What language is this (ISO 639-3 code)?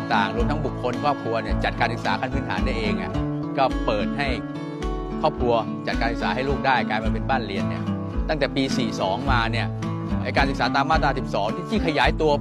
tha